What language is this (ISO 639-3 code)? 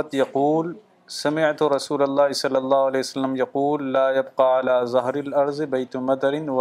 urd